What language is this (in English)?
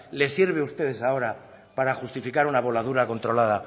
Spanish